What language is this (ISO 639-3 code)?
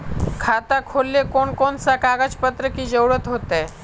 mag